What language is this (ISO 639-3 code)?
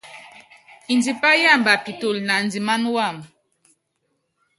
yav